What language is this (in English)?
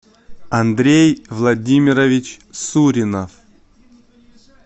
Russian